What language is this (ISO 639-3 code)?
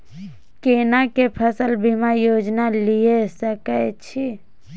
mai